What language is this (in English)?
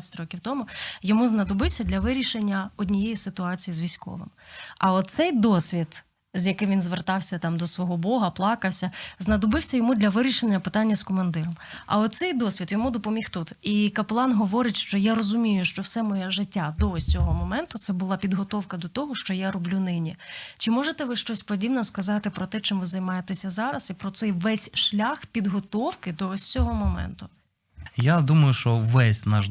Ukrainian